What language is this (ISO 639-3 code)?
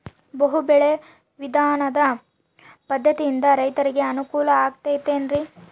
kan